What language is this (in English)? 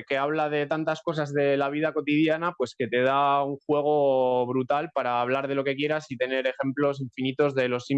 Spanish